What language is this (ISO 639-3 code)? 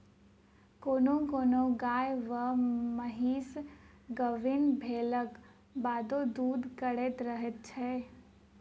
mai